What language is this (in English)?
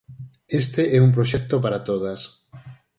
Galician